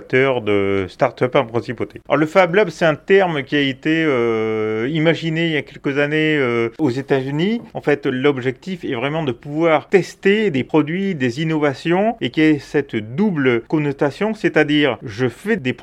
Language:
French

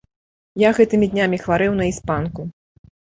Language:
Belarusian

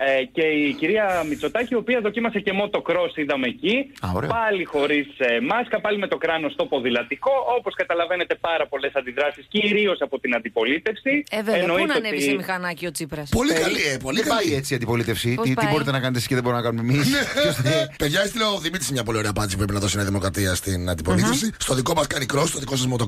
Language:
Greek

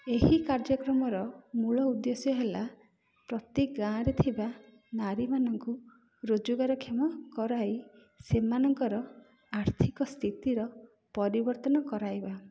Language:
Odia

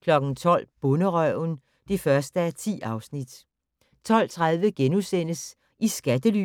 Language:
Danish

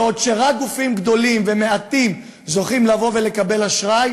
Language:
Hebrew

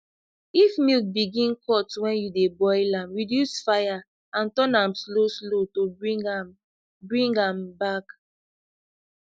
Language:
Nigerian Pidgin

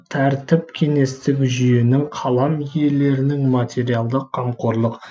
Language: Kazakh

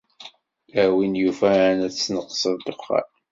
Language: Kabyle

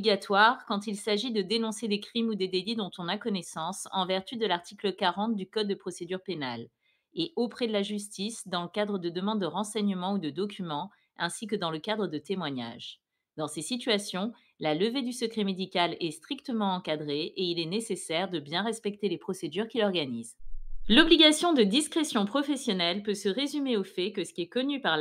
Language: French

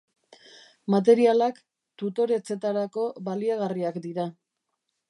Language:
Basque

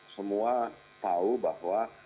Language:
Indonesian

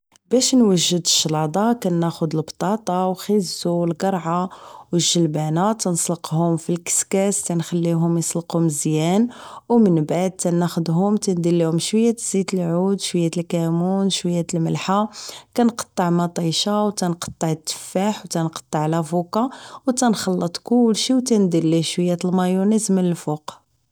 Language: Moroccan Arabic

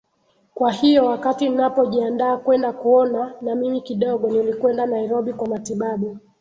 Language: Swahili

